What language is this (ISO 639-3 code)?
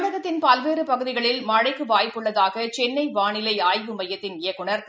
tam